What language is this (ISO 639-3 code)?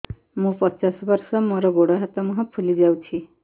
ori